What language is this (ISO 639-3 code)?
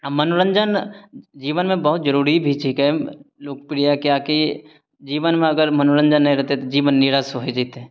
mai